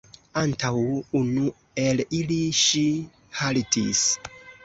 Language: Esperanto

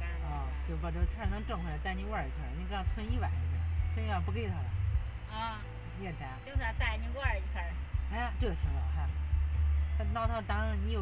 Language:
Chinese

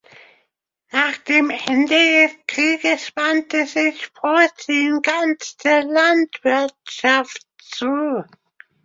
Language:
German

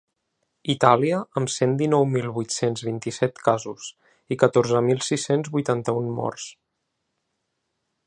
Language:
Catalan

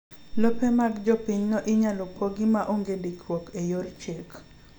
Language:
Luo (Kenya and Tanzania)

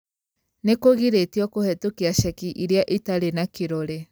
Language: Kikuyu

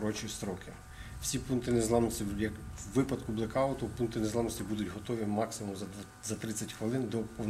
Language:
Ukrainian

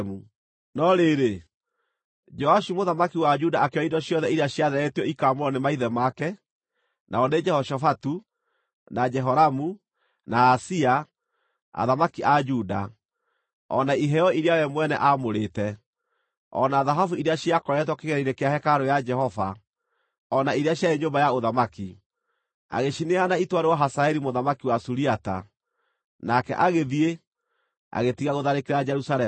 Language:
Kikuyu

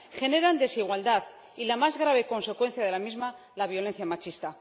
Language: Spanish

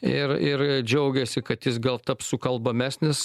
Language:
Lithuanian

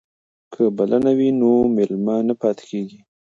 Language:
Pashto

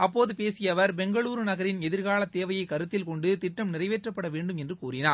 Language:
Tamil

